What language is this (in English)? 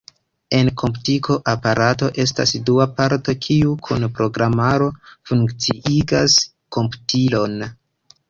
Esperanto